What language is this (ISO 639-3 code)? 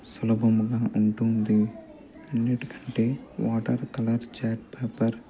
tel